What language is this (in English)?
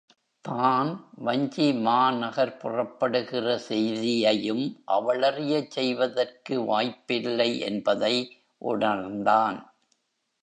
Tamil